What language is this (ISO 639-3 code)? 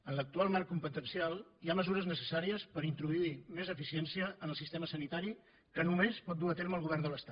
cat